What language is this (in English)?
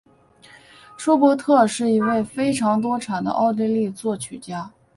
Chinese